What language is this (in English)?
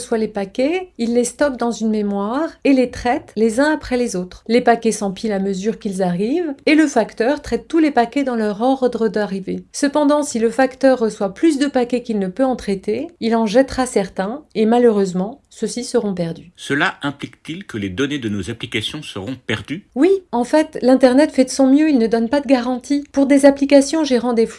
French